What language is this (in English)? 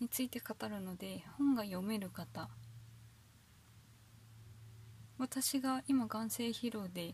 Japanese